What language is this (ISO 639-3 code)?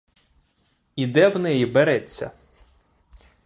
ukr